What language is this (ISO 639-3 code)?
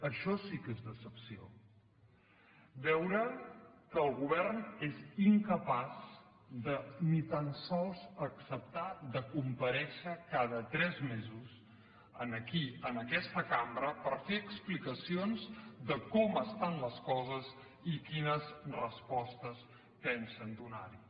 cat